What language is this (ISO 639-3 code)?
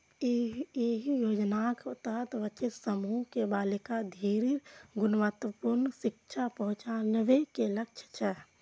mai